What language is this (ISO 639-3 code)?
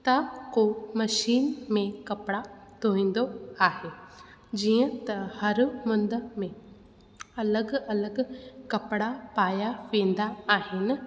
snd